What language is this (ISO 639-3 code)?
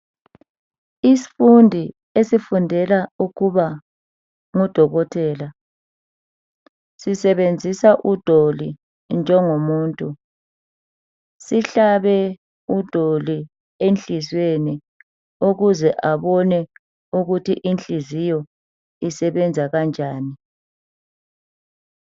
nde